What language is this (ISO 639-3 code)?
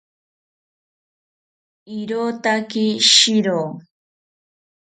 cpy